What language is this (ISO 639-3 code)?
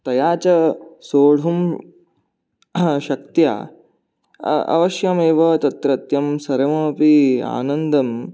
san